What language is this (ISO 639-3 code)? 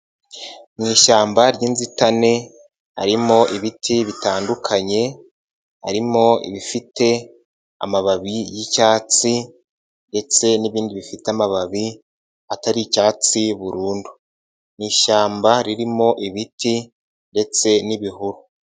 kin